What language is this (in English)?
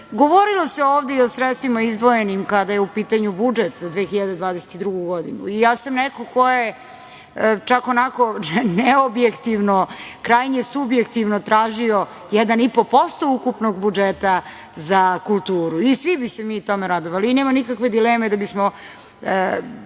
Serbian